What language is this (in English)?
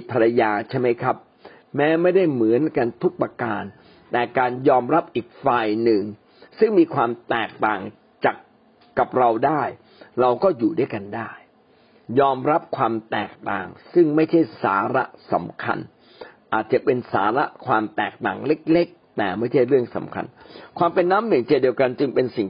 Thai